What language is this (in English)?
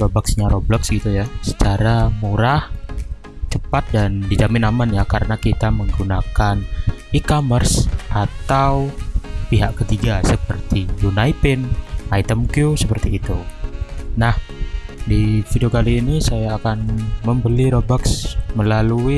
Indonesian